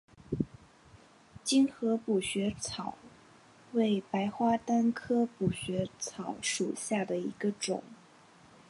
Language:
Chinese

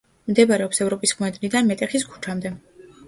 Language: Georgian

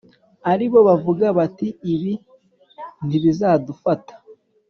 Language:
Kinyarwanda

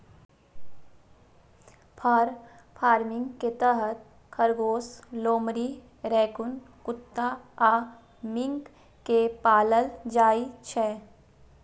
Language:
Maithili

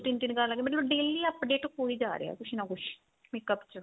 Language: Punjabi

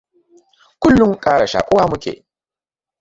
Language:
Hausa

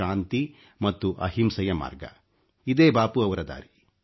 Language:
Kannada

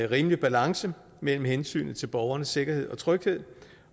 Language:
Danish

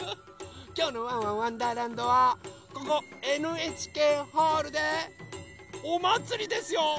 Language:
Japanese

